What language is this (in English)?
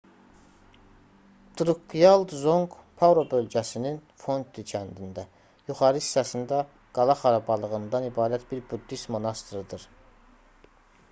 Azerbaijani